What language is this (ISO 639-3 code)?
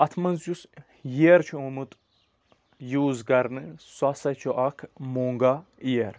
kas